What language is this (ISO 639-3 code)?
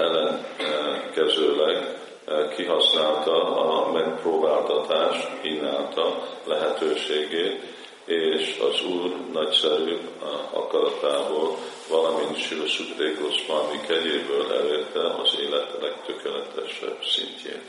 hun